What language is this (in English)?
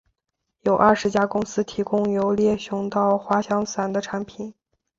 Chinese